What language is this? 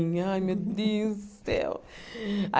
Portuguese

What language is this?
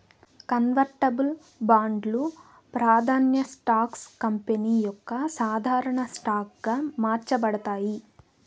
Telugu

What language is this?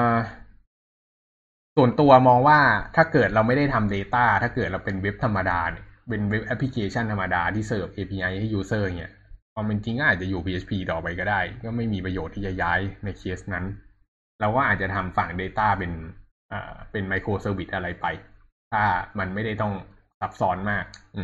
Thai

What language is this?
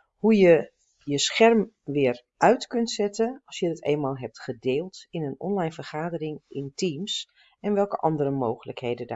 Dutch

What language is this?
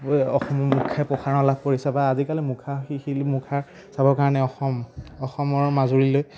Assamese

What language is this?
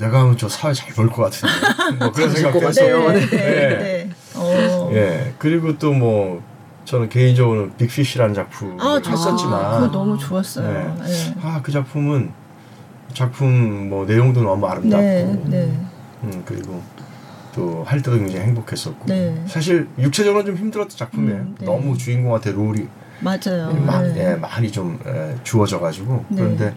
Korean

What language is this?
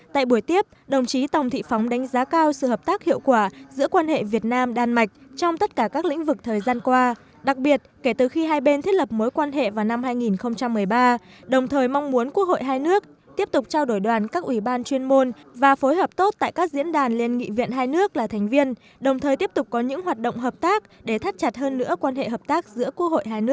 Vietnamese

